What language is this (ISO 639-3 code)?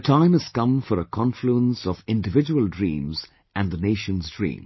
eng